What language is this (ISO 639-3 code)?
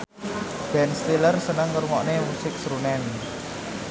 jav